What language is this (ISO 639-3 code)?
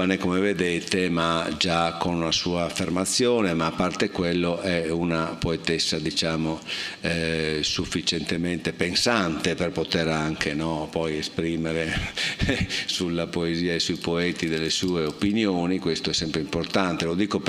ita